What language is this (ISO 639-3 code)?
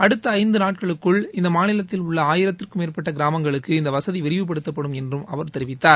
tam